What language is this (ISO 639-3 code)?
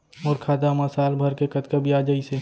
hne